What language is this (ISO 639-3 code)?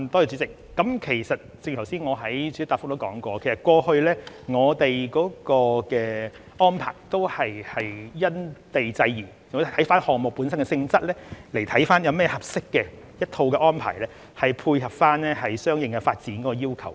yue